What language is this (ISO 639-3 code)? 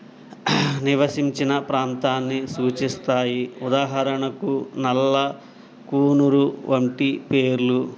tel